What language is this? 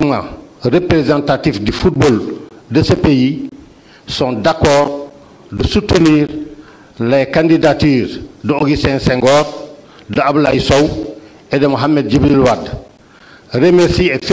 French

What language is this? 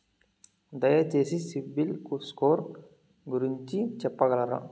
Telugu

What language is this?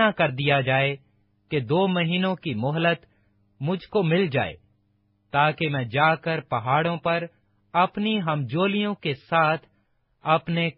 Urdu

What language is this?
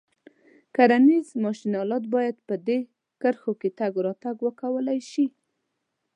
Pashto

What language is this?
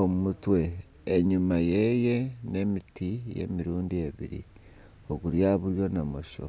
Nyankole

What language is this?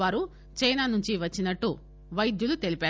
Telugu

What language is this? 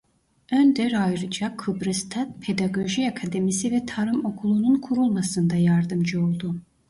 Turkish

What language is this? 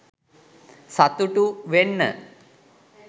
Sinhala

